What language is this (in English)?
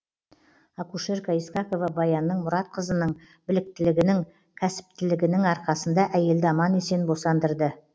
Kazakh